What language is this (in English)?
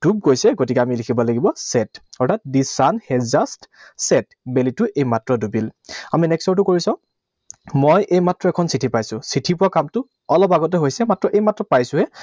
Assamese